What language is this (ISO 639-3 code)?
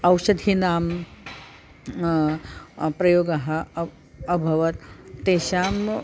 san